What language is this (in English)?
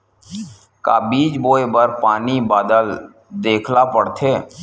Chhattisgarhi